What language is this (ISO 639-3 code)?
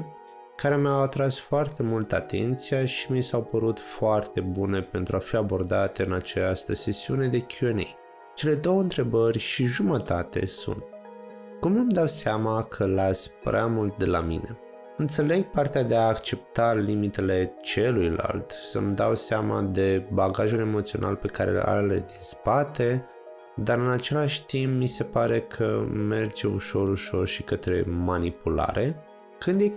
ron